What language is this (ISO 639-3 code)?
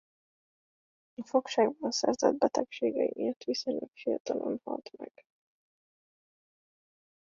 hun